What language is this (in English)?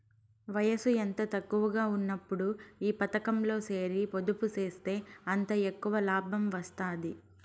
Telugu